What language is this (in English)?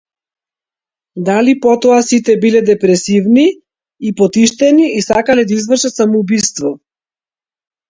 Macedonian